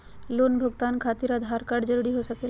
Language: Magahi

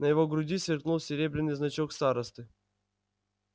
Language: Russian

